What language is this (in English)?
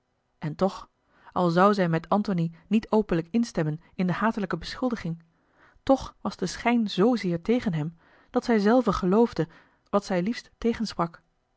Dutch